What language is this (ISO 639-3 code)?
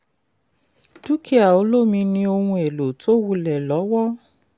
yor